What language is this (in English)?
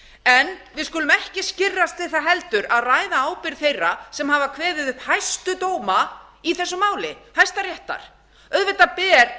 Icelandic